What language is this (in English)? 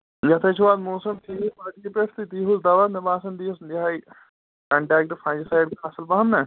Kashmiri